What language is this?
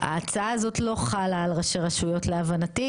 Hebrew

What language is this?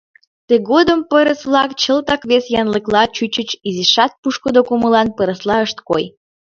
Mari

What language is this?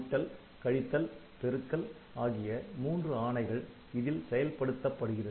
Tamil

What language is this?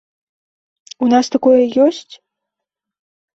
Belarusian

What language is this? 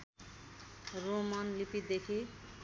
Nepali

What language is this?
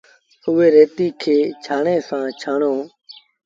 Sindhi Bhil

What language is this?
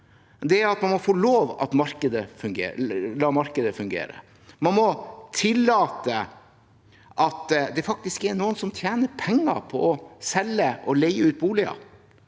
Norwegian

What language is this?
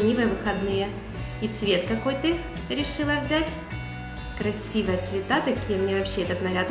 Russian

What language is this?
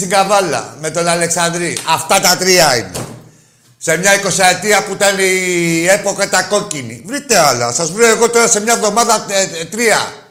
Greek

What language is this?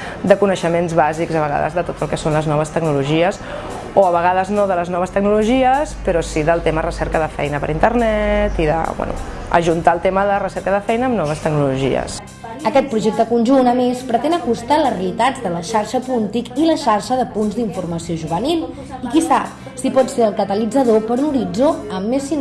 Catalan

